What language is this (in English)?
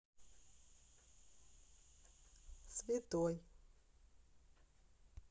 Russian